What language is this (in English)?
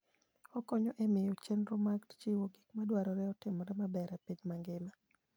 Luo (Kenya and Tanzania)